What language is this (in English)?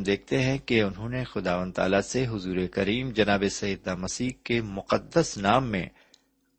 Urdu